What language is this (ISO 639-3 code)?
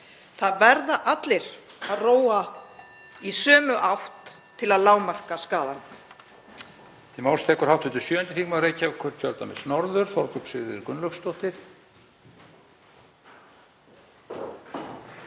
isl